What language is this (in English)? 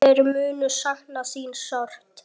Icelandic